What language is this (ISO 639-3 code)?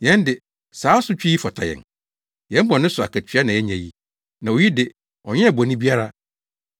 aka